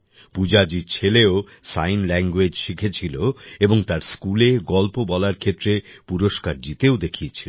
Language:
Bangla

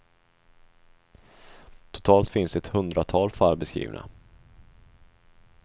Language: Swedish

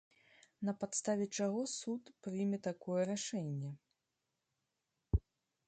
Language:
Belarusian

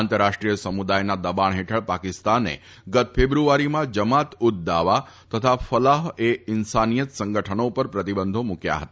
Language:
Gujarati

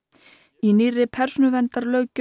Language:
Icelandic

